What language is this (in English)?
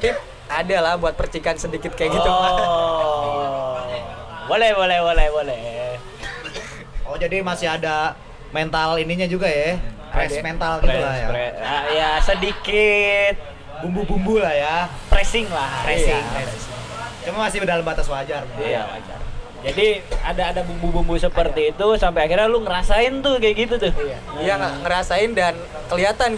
Indonesian